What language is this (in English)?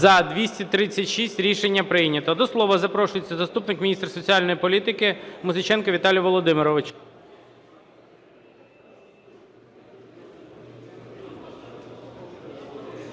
Ukrainian